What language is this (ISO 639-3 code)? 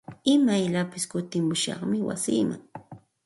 qxt